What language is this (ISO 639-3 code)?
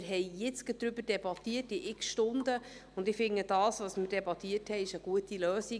gsw